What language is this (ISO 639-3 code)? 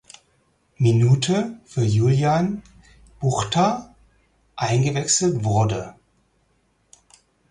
deu